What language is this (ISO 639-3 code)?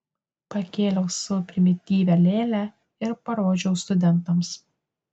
lit